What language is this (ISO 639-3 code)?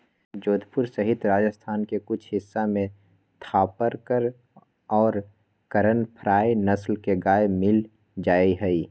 mag